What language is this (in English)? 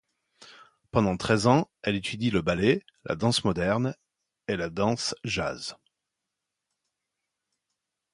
French